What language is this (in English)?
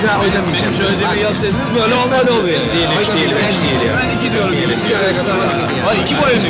Turkish